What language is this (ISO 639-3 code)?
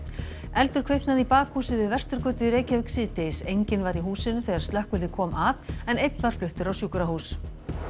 isl